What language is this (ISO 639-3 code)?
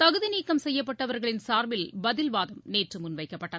tam